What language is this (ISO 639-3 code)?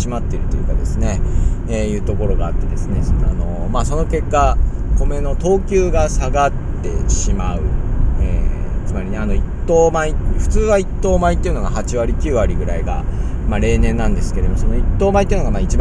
jpn